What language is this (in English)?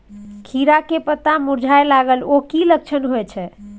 Maithili